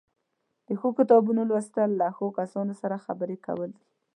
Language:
Pashto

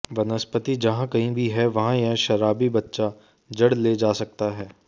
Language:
Hindi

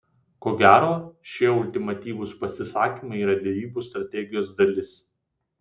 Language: Lithuanian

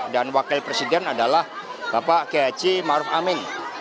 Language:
Indonesian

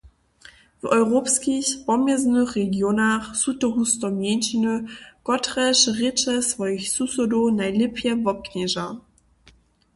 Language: Upper Sorbian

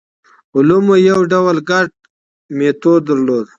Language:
Pashto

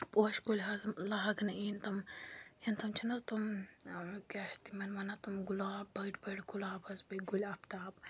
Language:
Kashmiri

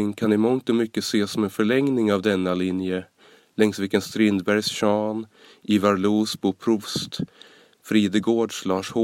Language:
Swedish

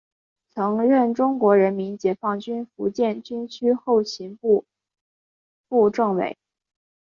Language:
Chinese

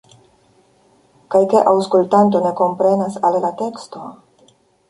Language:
Esperanto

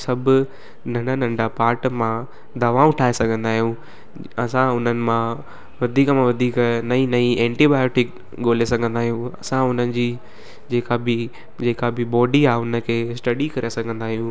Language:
Sindhi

